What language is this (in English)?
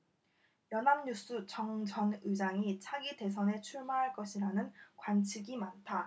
Korean